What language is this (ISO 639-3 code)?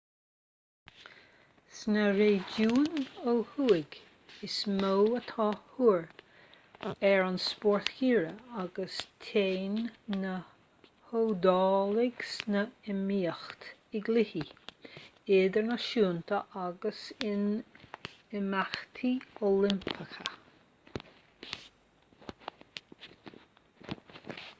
gle